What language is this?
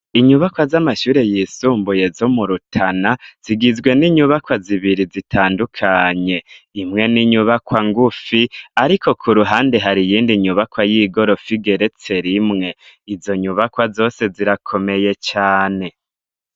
Rundi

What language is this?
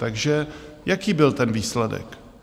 Czech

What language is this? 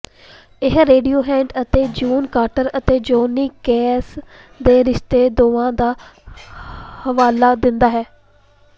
Punjabi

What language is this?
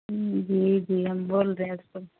Urdu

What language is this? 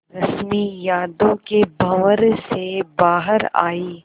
Hindi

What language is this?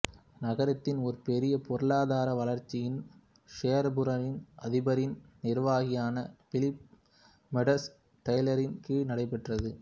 Tamil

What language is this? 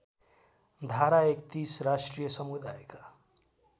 Nepali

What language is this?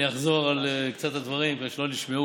Hebrew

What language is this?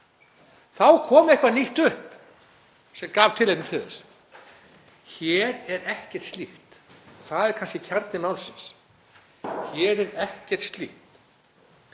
Icelandic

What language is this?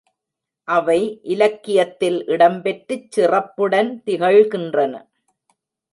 Tamil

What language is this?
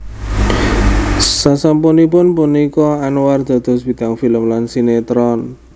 Javanese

